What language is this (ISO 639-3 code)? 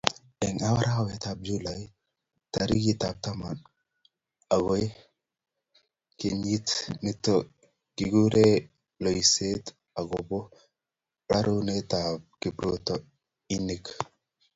kln